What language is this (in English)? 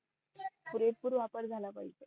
Marathi